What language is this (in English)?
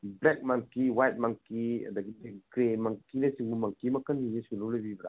Manipuri